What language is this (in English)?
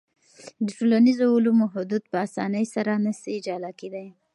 Pashto